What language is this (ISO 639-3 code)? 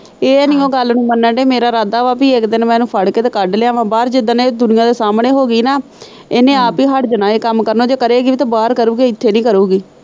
pan